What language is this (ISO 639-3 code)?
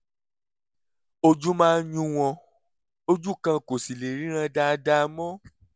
yor